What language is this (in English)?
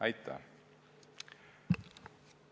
Estonian